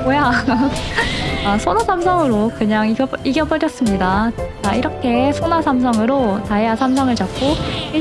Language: Korean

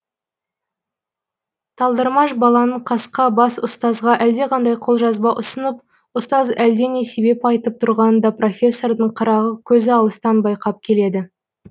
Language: Kazakh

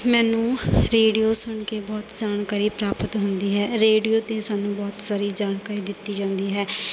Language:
Punjabi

